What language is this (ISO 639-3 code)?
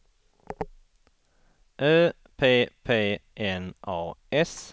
swe